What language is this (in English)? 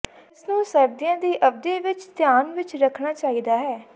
Punjabi